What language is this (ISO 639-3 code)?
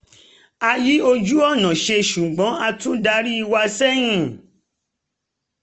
yor